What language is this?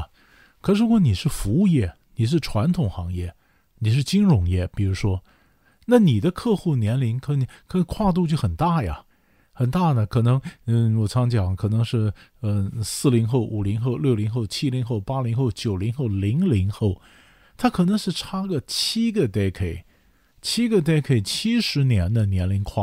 Chinese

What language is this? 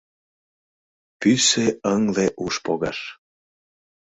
Mari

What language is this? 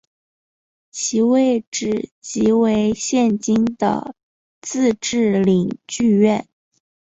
Chinese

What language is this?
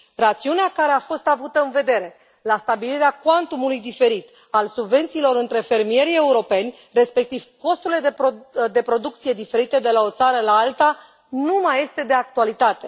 Romanian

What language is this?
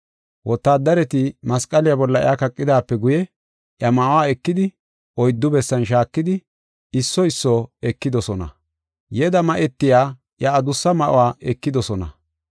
Gofa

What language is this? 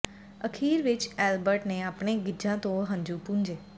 Punjabi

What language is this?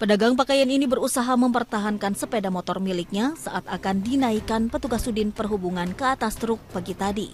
Indonesian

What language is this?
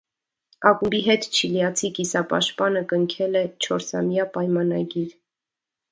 Armenian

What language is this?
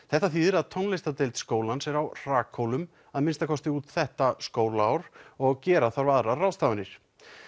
Icelandic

